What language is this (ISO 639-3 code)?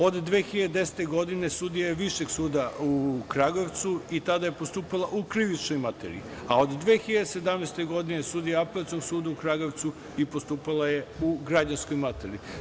srp